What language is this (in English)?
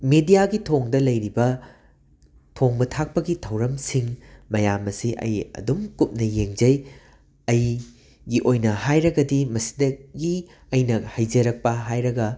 Manipuri